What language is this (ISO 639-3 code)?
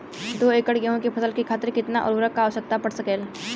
bho